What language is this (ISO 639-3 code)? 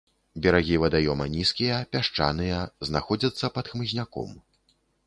bel